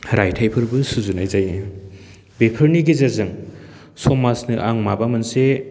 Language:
Bodo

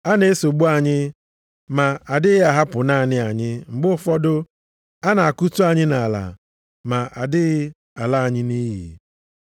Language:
Igbo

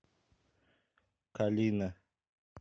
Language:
Russian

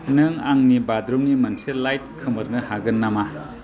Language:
Bodo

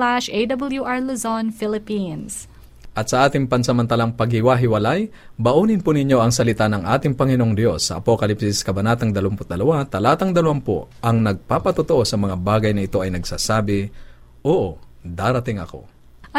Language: Filipino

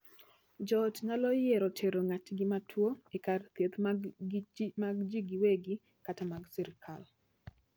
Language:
Luo (Kenya and Tanzania)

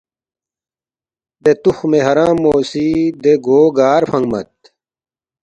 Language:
Balti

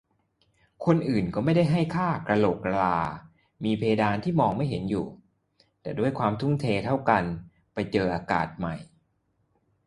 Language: Thai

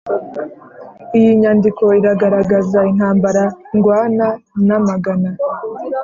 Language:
Kinyarwanda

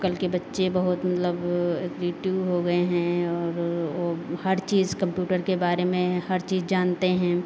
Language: Hindi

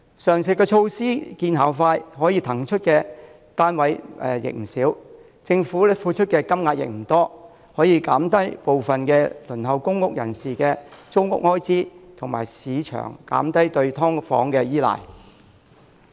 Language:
Cantonese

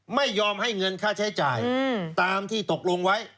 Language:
Thai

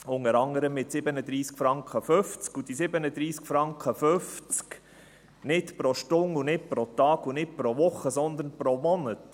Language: Swiss German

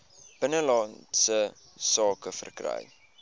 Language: Afrikaans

